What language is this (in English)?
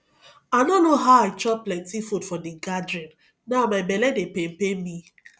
Nigerian Pidgin